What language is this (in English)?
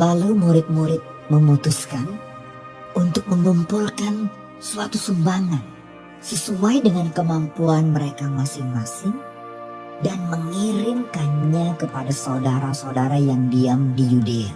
Indonesian